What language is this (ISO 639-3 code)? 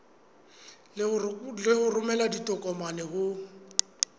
sot